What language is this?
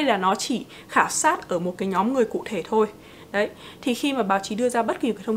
Vietnamese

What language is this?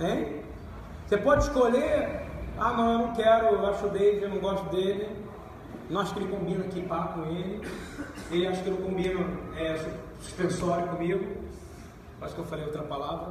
Portuguese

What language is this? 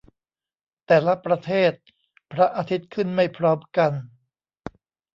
Thai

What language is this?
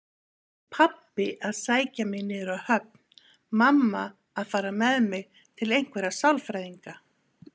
Icelandic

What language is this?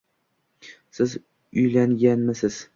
Uzbek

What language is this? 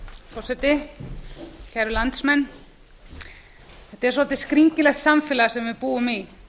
Icelandic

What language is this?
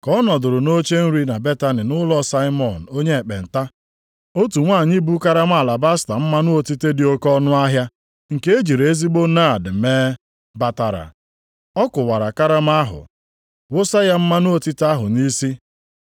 Igbo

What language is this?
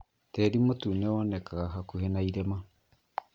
Kikuyu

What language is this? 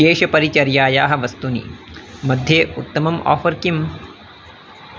Sanskrit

